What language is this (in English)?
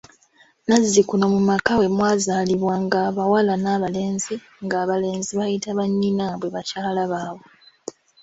Ganda